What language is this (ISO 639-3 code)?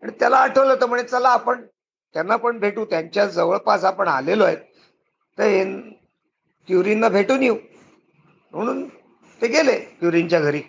mar